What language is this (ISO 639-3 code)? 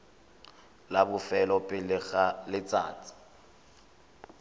tsn